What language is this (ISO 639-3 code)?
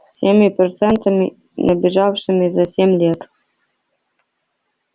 rus